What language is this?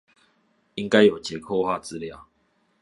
Chinese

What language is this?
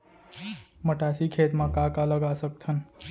Chhattisgarhi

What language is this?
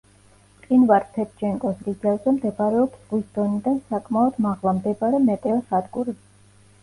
Georgian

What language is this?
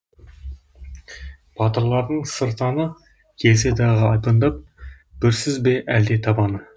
Kazakh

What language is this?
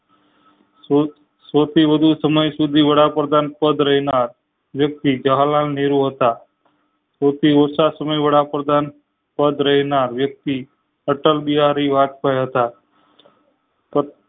Gujarati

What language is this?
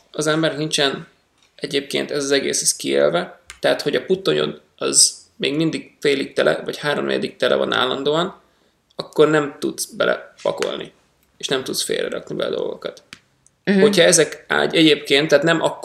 Hungarian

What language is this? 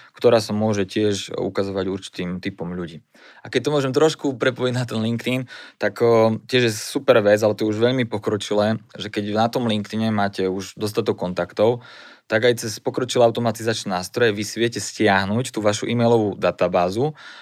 Slovak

